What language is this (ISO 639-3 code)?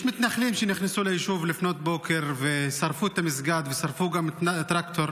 heb